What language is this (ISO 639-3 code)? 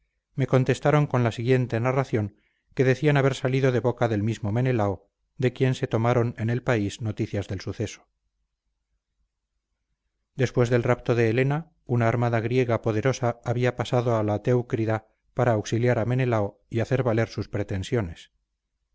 spa